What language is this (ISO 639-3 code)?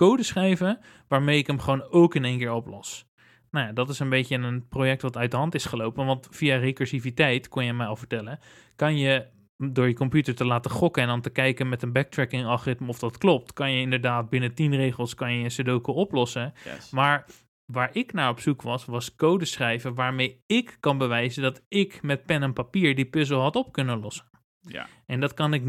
nld